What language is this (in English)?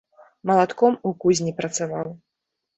Belarusian